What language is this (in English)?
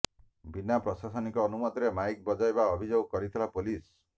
Odia